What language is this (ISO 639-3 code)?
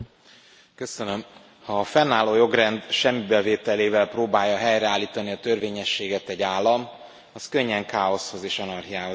hun